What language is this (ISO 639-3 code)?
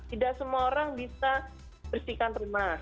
ind